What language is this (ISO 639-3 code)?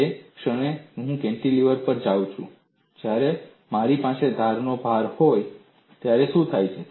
guj